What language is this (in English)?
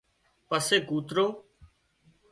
Wadiyara Koli